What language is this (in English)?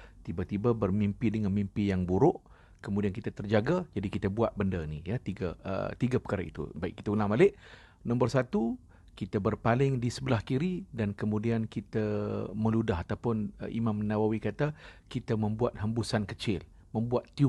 Malay